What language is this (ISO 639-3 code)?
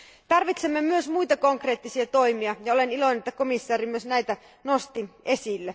fin